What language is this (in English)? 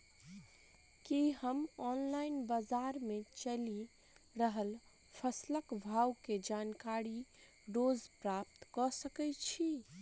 Maithili